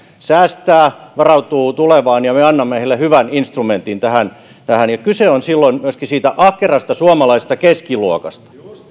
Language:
Finnish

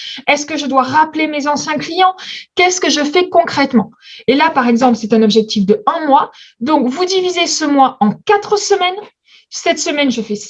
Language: French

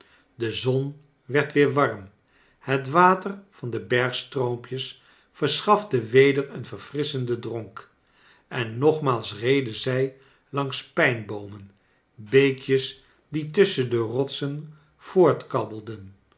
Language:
Dutch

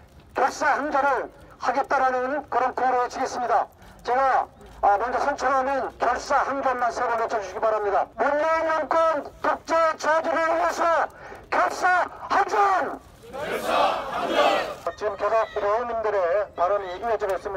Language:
Korean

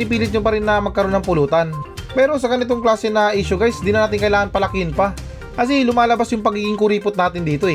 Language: Filipino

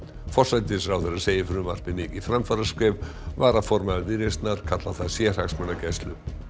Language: Icelandic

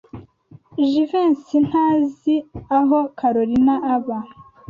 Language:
Kinyarwanda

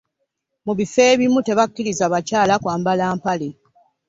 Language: Ganda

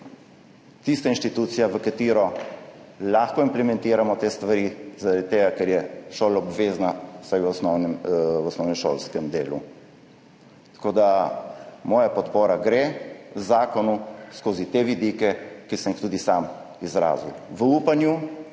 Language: Slovenian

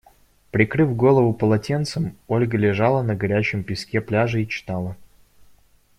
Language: Russian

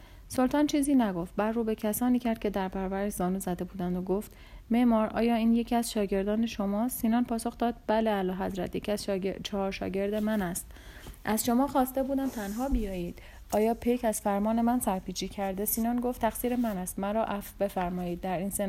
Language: Persian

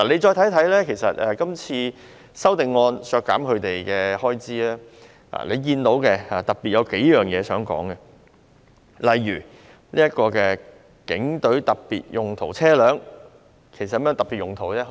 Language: Cantonese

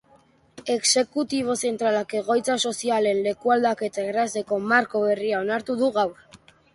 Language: Basque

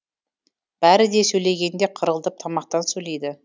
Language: Kazakh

